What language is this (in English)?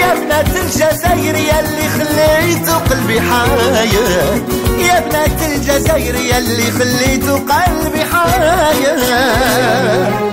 Arabic